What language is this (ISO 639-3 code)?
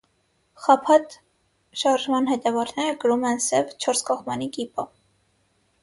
hye